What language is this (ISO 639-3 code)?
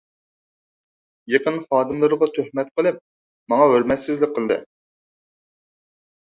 uig